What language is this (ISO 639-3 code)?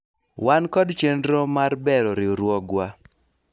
luo